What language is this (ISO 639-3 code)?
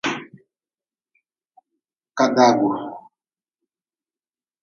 nmz